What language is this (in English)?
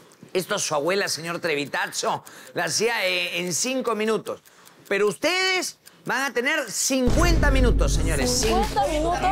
Spanish